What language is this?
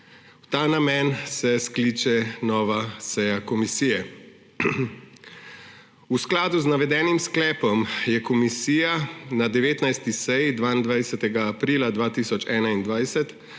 Slovenian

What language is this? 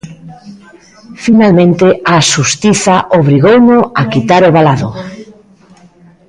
Galician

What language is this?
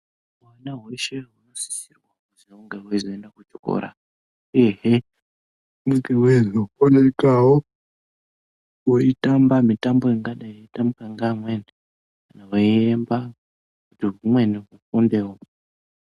Ndau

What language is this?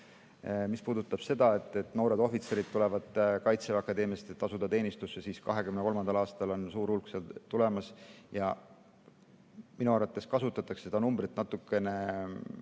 Estonian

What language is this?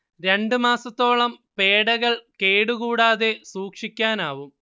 Malayalam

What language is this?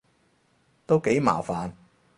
Cantonese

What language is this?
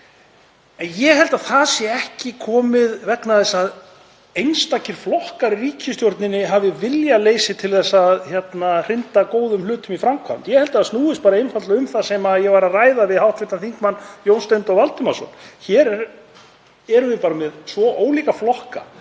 Icelandic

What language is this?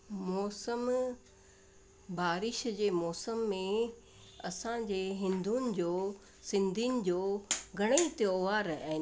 Sindhi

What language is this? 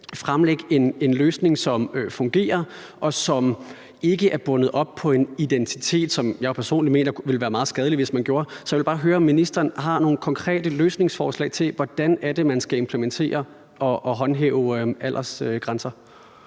Danish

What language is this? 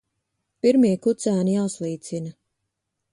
Latvian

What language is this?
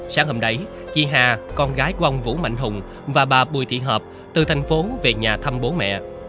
Vietnamese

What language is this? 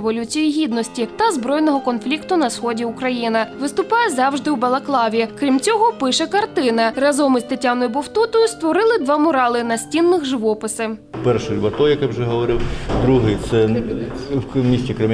Ukrainian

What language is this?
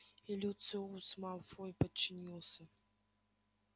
Russian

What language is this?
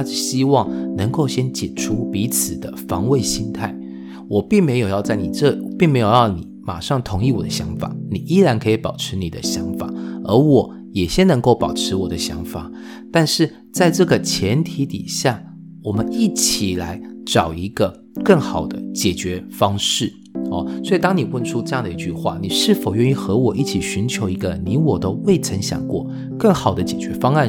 Chinese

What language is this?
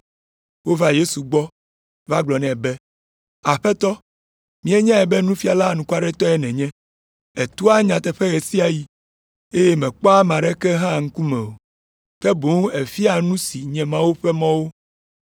Ewe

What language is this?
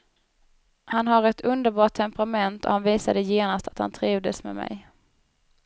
Swedish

